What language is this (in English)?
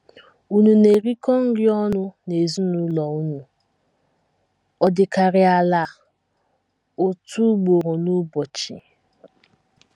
Igbo